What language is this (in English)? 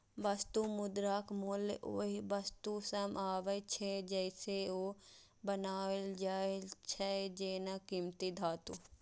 Maithili